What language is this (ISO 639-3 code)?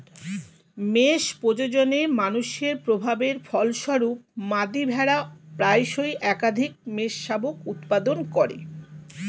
ben